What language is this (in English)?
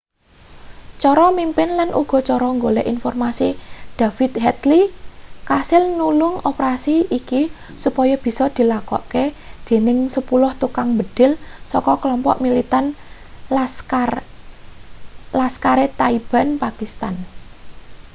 Javanese